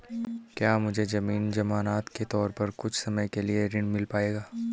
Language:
Hindi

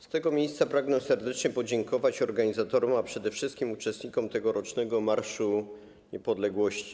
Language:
Polish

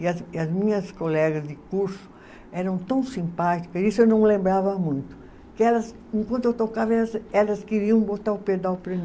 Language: Portuguese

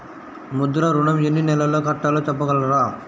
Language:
Telugu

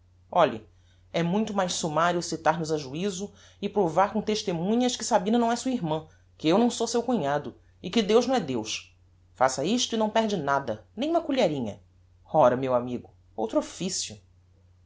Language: Portuguese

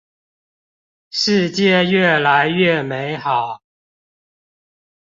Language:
Chinese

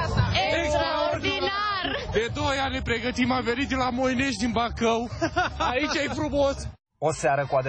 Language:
Romanian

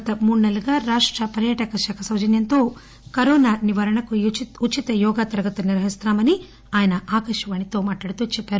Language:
Telugu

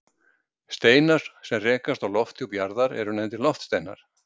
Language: Icelandic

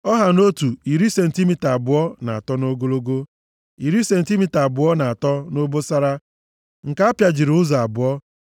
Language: Igbo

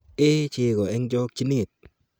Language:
Kalenjin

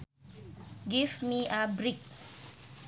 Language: Sundanese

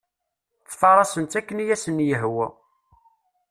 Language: Kabyle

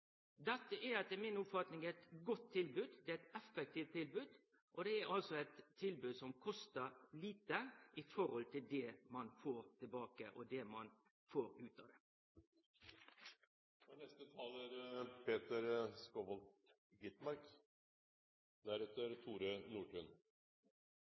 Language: Norwegian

